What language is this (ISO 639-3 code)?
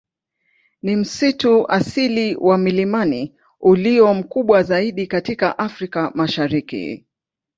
swa